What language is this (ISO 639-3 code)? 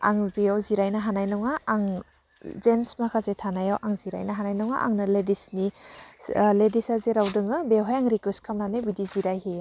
brx